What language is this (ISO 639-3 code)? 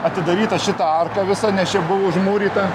lit